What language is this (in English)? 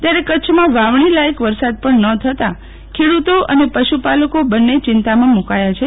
Gujarati